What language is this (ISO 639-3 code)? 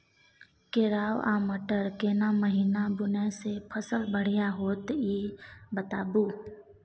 mai